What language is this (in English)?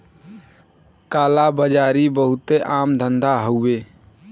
Bhojpuri